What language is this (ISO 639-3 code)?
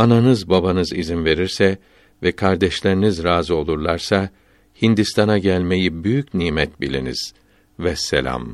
tur